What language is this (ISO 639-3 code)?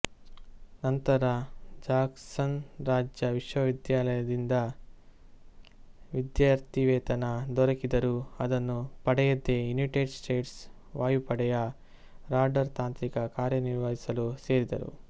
kan